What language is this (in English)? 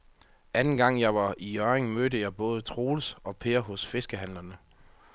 Danish